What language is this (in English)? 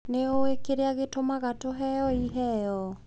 Kikuyu